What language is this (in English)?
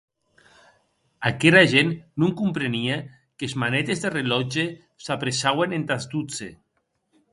Occitan